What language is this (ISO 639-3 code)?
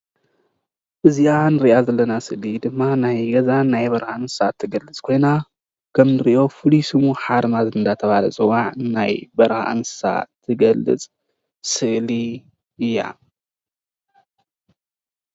tir